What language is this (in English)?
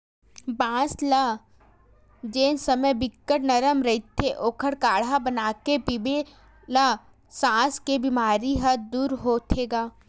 Chhattisgarhi